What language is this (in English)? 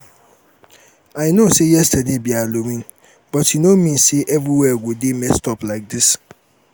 Nigerian Pidgin